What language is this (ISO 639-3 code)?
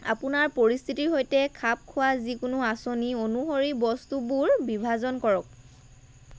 asm